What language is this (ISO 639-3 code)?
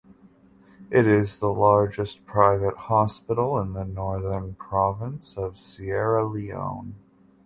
eng